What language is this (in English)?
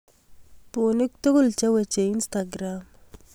Kalenjin